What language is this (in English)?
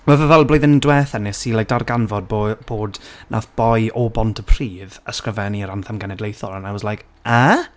Welsh